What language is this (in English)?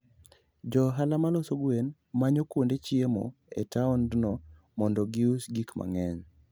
Luo (Kenya and Tanzania)